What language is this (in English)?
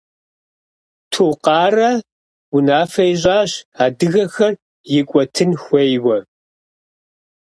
Kabardian